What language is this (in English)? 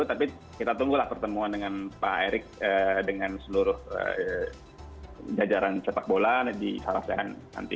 Indonesian